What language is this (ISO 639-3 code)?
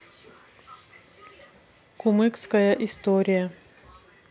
rus